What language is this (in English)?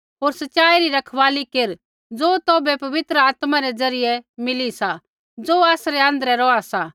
Kullu Pahari